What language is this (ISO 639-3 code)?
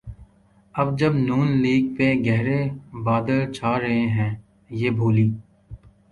urd